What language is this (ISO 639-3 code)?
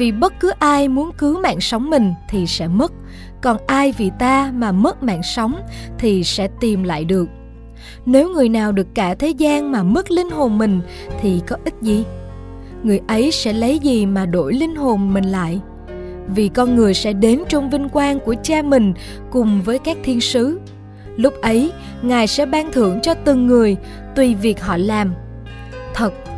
vie